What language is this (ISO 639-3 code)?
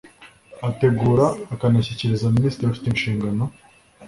kin